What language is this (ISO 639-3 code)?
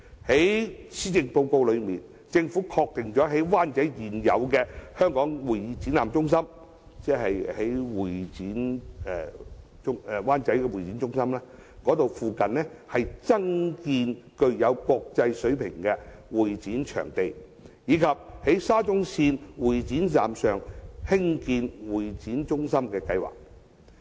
yue